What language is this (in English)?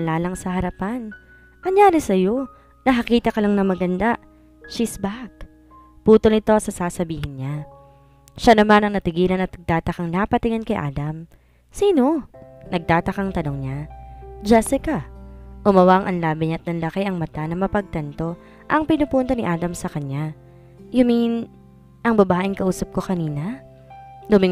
Filipino